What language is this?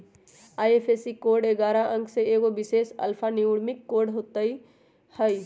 Magahi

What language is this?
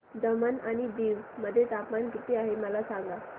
Marathi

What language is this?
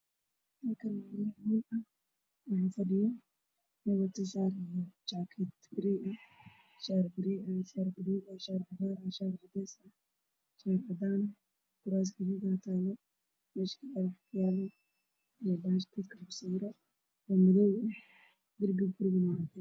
Somali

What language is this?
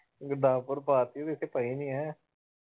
Punjabi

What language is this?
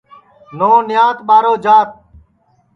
Sansi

